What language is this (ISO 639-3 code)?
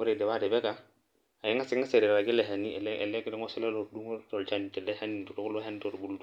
mas